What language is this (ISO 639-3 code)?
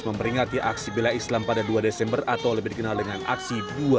ind